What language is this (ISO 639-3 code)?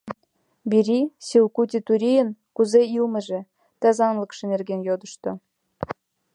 chm